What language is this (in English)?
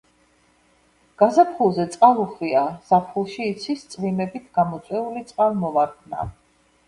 Georgian